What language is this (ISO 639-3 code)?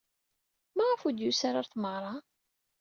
kab